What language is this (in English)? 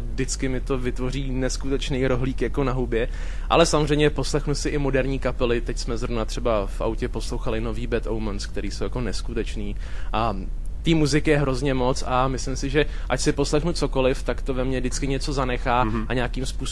Czech